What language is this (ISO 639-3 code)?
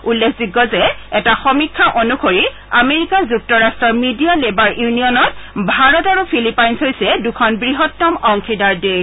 asm